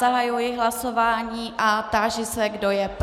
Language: Czech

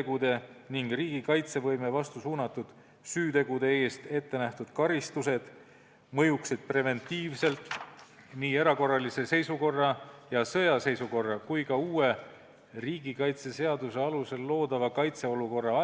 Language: Estonian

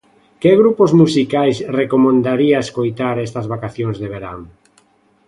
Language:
Galician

